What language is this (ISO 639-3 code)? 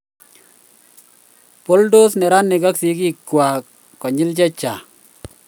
kln